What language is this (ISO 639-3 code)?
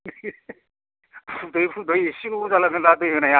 brx